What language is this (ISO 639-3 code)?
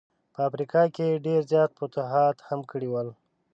pus